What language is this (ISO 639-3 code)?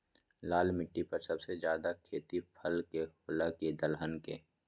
mag